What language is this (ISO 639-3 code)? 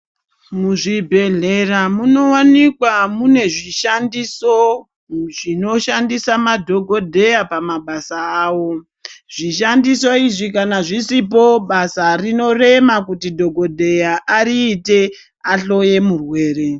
ndc